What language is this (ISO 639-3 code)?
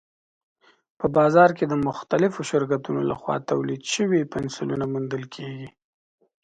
pus